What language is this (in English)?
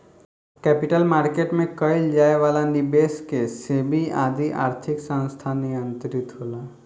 Bhojpuri